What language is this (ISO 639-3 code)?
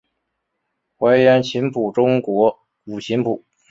zho